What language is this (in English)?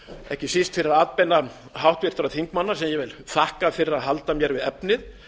Icelandic